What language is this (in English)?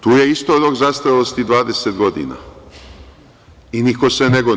Serbian